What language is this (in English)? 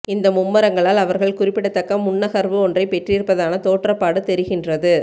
Tamil